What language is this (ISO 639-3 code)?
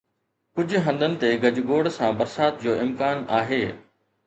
snd